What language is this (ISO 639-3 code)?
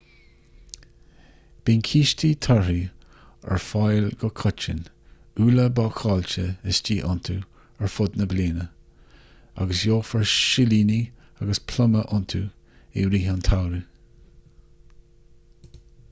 gle